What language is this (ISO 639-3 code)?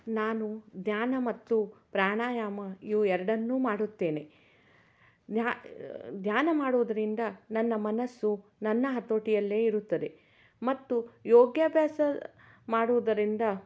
kan